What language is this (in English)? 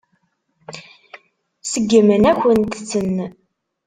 Kabyle